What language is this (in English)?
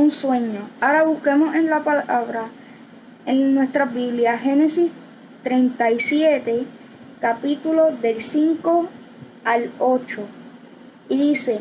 Spanish